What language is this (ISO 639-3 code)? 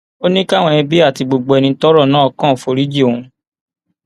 yor